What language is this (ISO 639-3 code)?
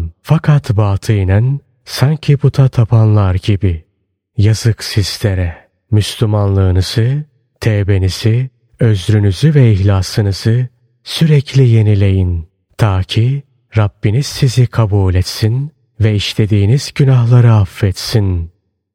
tur